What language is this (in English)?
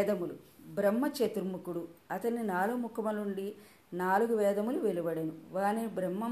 Telugu